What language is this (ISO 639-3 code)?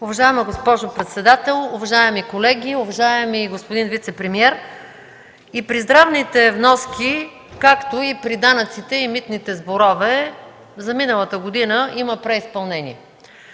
bul